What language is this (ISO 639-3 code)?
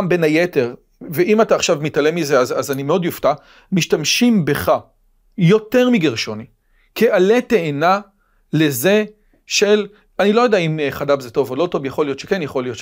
heb